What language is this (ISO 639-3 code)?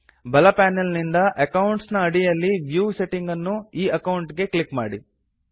kan